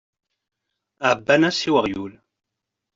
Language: Kabyle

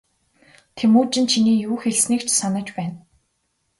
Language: Mongolian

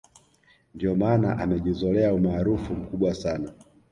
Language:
Swahili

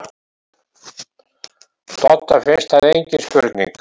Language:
Icelandic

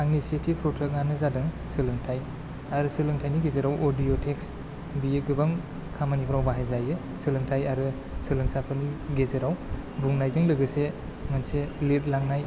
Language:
Bodo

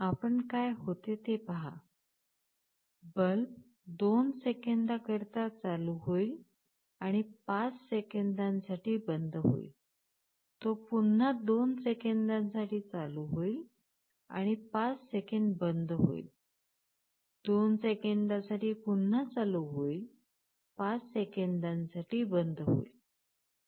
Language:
Marathi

